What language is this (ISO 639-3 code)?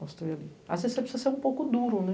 por